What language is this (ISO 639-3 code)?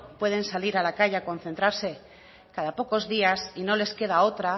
spa